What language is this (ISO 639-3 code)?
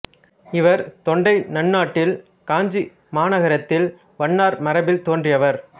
tam